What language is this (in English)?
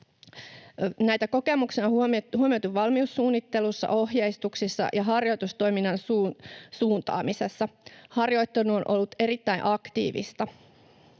Finnish